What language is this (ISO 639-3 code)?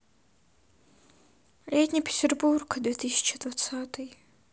rus